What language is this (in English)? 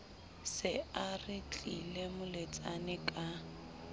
Southern Sotho